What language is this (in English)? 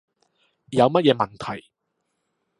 Cantonese